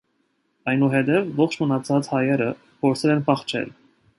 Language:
Armenian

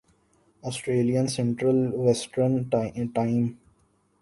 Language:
Urdu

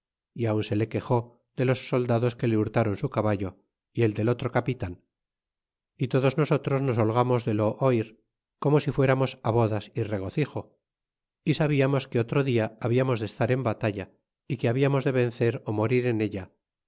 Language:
Spanish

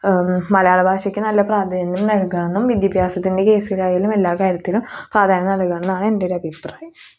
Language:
Malayalam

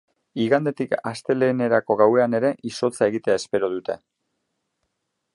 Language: Basque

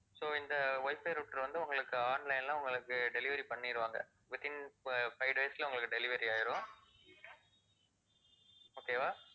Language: Tamil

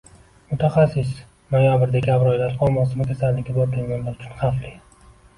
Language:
Uzbek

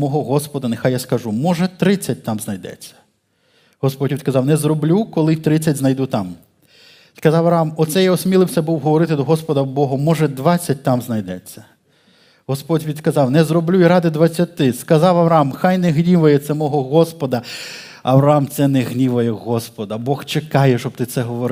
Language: Ukrainian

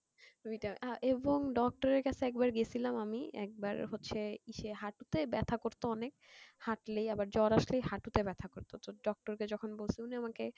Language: Bangla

